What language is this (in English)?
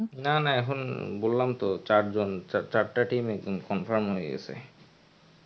Bangla